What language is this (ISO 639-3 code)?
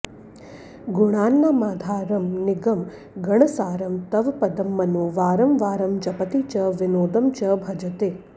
san